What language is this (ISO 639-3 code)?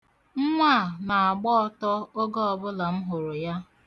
ibo